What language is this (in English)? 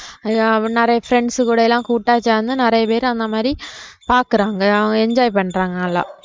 Tamil